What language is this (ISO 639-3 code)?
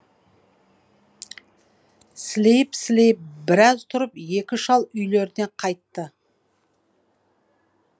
kaz